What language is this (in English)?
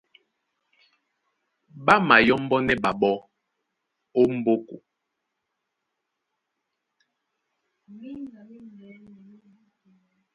Duala